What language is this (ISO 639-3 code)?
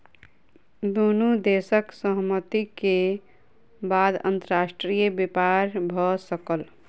mai